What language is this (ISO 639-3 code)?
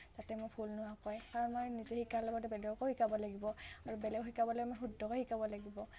asm